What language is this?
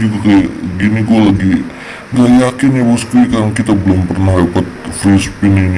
Indonesian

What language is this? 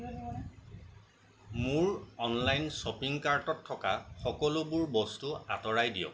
Assamese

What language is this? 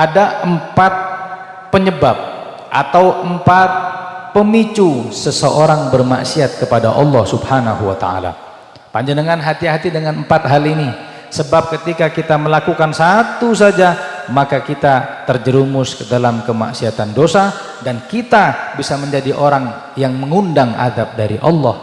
Indonesian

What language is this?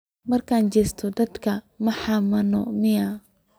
Somali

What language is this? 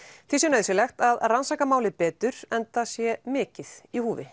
Icelandic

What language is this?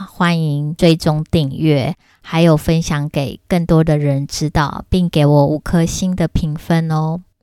Chinese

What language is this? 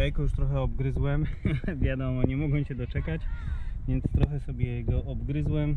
Polish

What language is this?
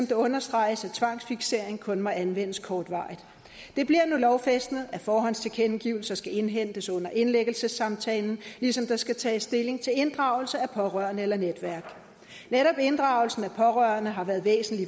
Danish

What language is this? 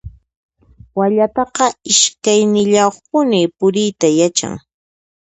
Puno Quechua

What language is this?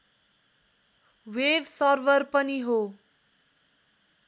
Nepali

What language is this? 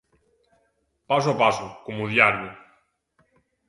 Galician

